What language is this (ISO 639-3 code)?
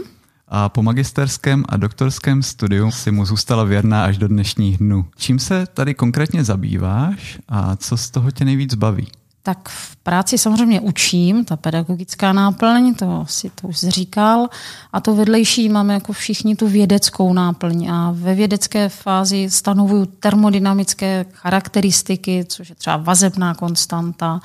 ces